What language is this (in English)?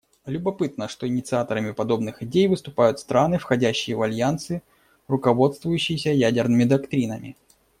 Russian